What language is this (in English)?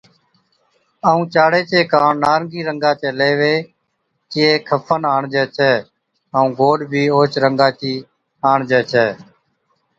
Od